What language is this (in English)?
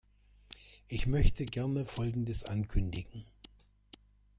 German